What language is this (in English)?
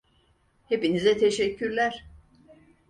Turkish